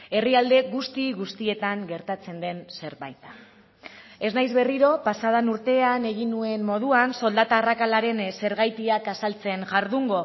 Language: Basque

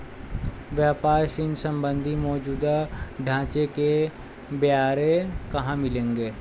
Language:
Hindi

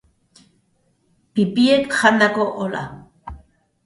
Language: Basque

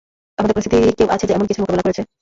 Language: Bangla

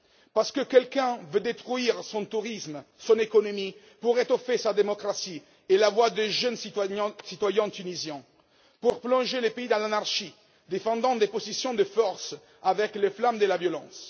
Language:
French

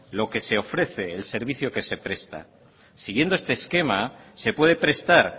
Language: Spanish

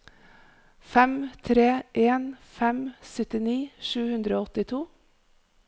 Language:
Norwegian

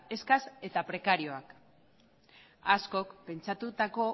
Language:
Basque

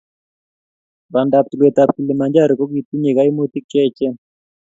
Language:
Kalenjin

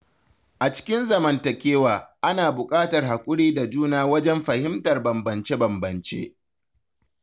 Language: Hausa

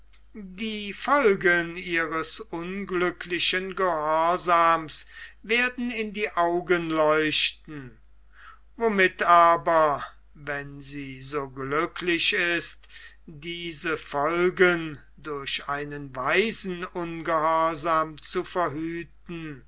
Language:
German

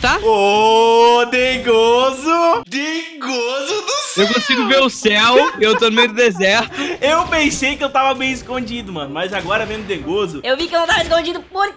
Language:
Portuguese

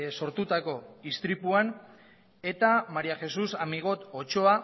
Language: Basque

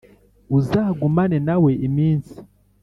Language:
Kinyarwanda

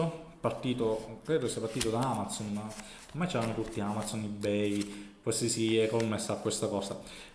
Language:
Italian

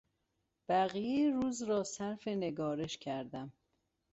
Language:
Persian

